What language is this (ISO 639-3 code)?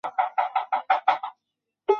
zho